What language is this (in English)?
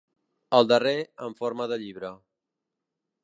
Catalan